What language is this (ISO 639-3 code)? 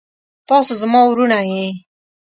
pus